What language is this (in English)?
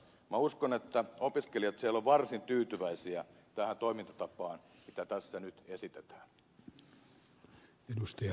Finnish